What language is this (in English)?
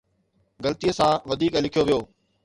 Sindhi